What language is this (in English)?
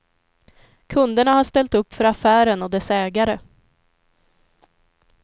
Swedish